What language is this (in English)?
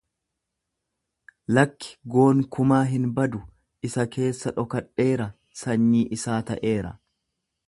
Oromo